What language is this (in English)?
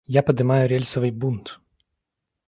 Russian